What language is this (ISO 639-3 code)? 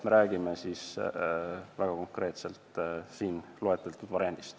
est